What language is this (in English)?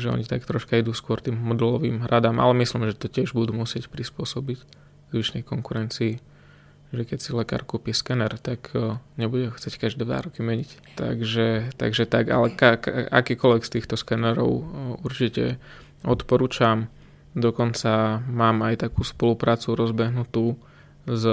Slovak